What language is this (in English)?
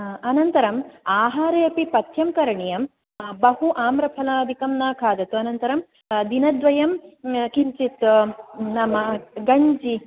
Sanskrit